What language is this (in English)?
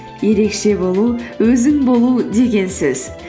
Kazakh